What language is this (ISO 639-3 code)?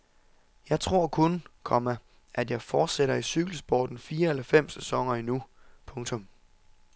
dan